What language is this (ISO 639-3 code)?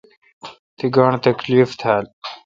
xka